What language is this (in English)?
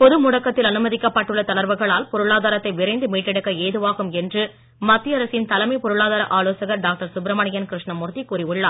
Tamil